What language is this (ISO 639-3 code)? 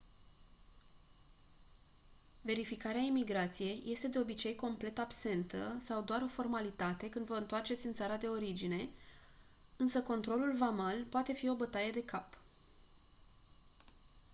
ron